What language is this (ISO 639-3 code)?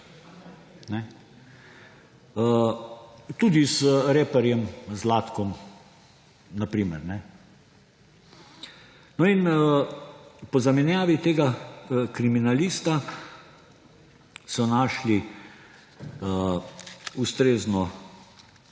slv